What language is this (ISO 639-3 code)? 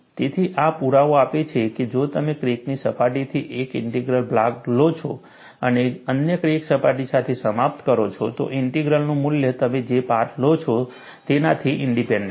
guj